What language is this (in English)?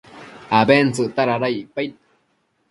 Matsés